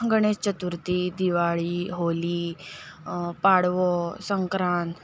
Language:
Konkani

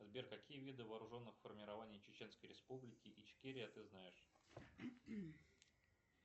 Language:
Russian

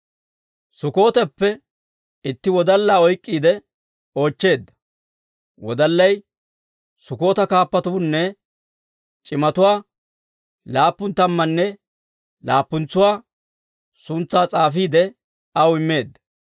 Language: Dawro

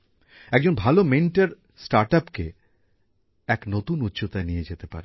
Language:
Bangla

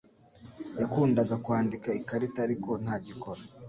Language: Kinyarwanda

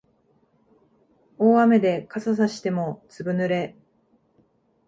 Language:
Japanese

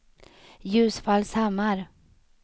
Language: Swedish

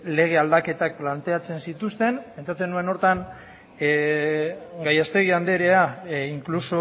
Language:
Basque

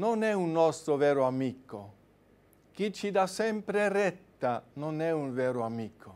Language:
Italian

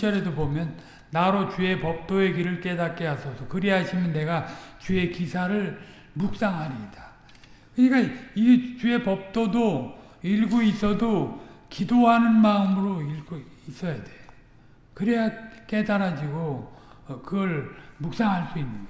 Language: Korean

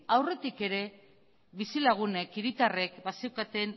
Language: Basque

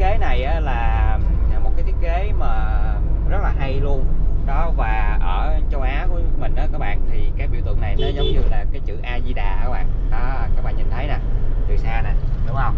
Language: Vietnamese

